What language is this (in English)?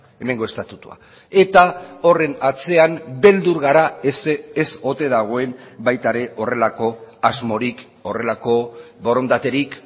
Basque